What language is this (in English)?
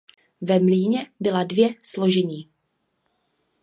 Czech